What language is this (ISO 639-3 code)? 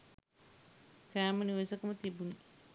sin